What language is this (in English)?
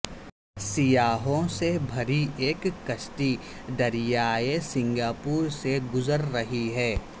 Urdu